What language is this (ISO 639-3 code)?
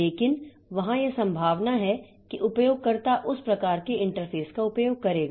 hin